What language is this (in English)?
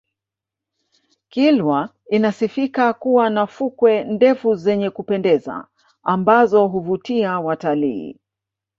Swahili